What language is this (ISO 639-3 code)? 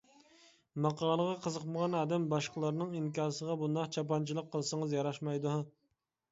uig